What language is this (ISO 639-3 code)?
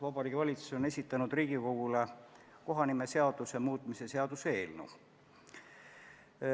est